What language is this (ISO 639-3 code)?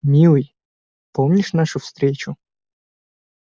rus